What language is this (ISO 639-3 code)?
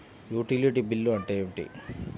tel